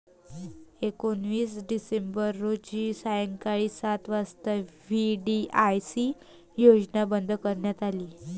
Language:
Marathi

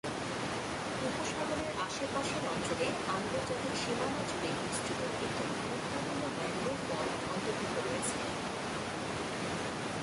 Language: Bangla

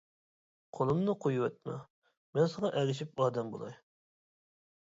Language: Uyghur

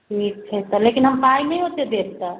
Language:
Maithili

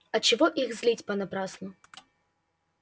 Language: Russian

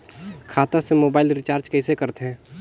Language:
Chhattisgarhi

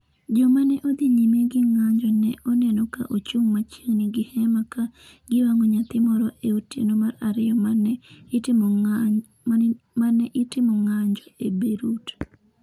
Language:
Luo (Kenya and Tanzania)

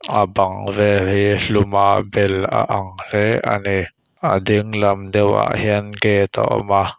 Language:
Mizo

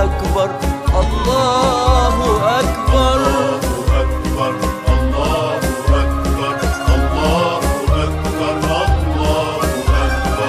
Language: Arabic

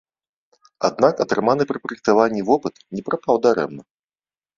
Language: Belarusian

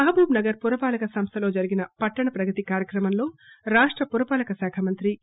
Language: Telugu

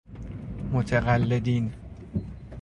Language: Persian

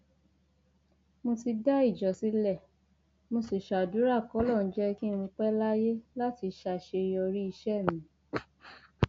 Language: Yoruba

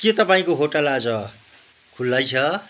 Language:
Nepali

